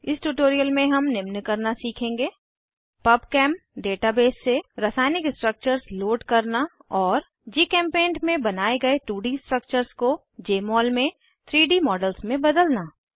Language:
Hindi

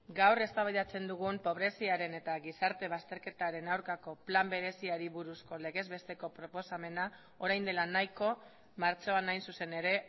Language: Basque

